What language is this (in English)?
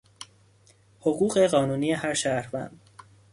Persian